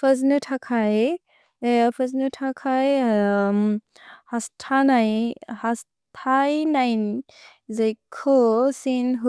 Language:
Bodo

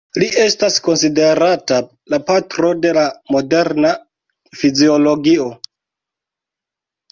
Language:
Esperanto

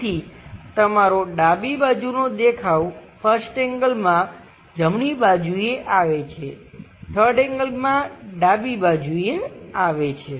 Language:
Gujarati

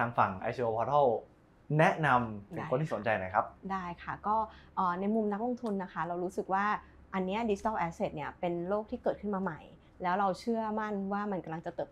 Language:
Thai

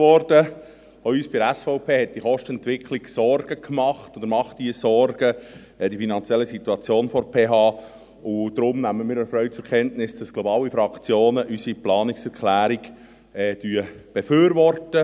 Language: Swiss German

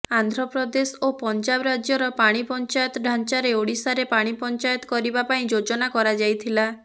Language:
Odia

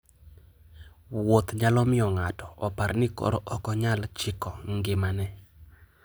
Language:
Luo (Kenya and Tanzania)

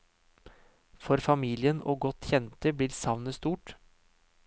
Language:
Norwegian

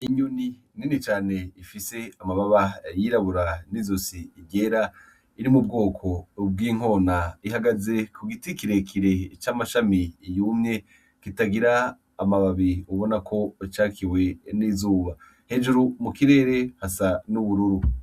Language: Rundi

